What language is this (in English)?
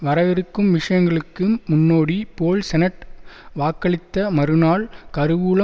Tamil